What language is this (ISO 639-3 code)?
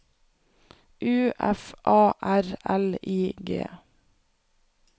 nor